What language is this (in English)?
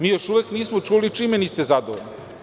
Serbian